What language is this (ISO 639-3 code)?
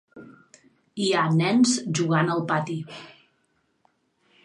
cat